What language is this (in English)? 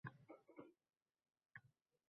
Uzbek